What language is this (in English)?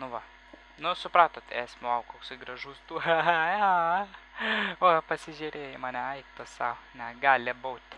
Lithuanian